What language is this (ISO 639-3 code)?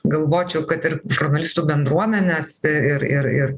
lit